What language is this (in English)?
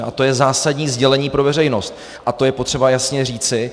Czech